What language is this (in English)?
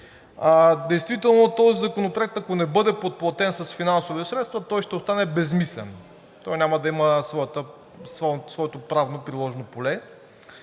Bulgarian